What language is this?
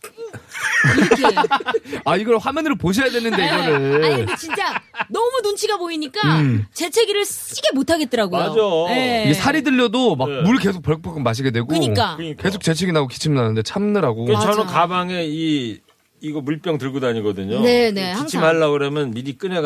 Korean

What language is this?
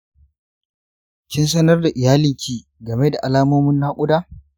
Hausa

